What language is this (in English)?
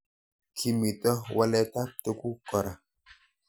Kalenjin